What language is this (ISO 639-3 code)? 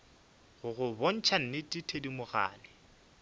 nso